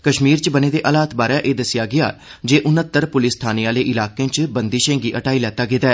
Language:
Dogri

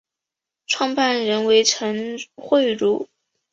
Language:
Chinese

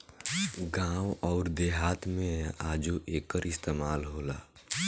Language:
Bhojpuri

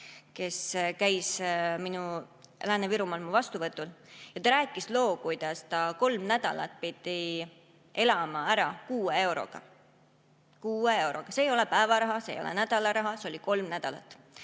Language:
Estonian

